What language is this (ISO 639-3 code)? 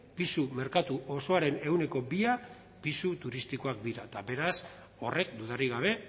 eus